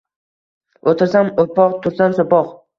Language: Uzbek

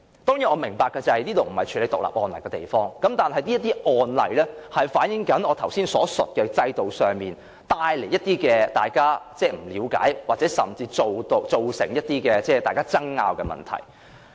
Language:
Cantonese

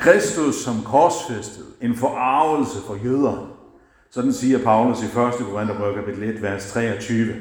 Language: Danish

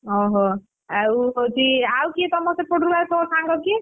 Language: Odia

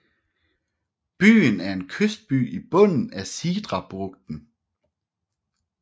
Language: Danish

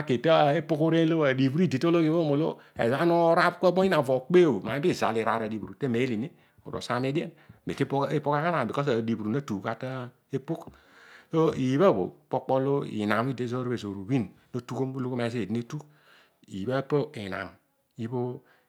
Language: Odual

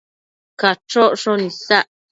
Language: Matsés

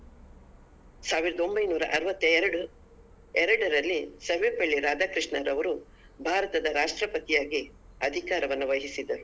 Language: Kannada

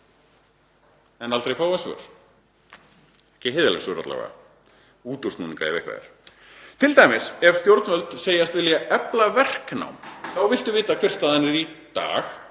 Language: Icelandic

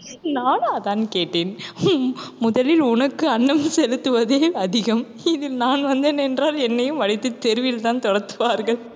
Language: Tamil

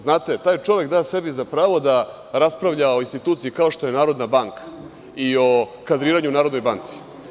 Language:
Serbian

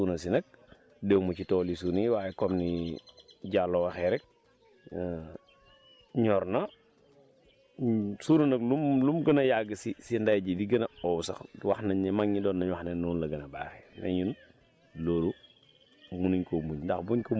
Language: Wolof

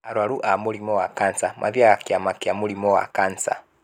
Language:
Kikuyu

